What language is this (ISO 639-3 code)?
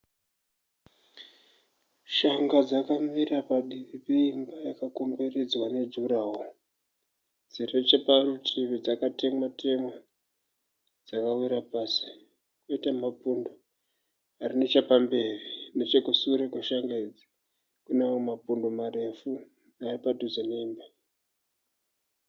sna